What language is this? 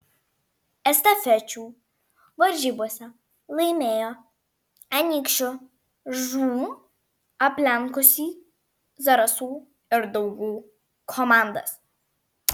Lithuanian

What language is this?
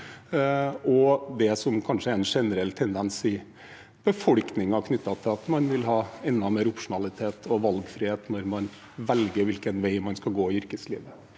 Norwegian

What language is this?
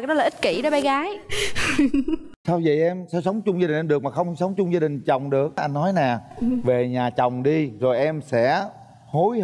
Vietnamese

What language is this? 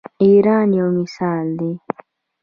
Pashto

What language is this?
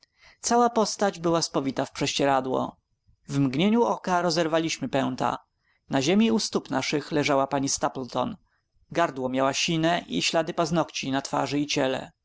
Polish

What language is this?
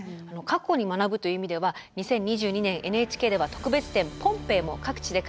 Japanese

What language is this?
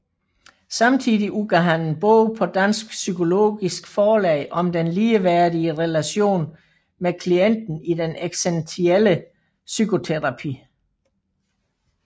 Danish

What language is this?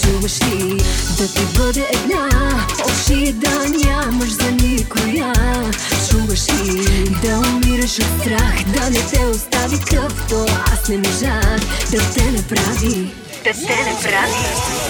Bulgarian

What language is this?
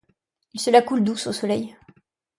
French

